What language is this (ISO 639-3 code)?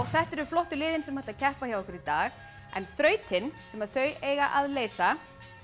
isl